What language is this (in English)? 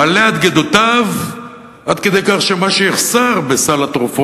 Hebrew